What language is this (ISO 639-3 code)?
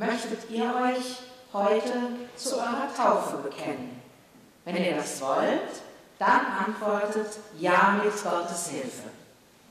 deu